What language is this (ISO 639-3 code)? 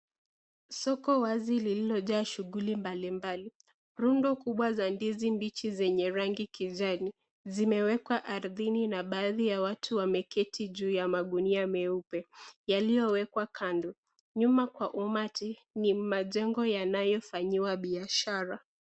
swa